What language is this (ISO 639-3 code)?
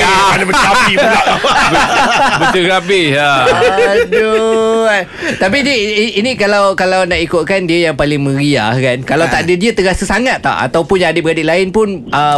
msa